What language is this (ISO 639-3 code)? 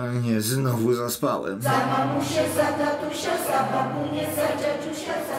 pol